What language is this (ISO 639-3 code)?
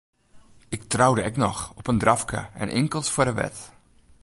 fry